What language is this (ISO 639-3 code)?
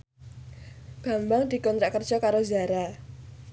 jav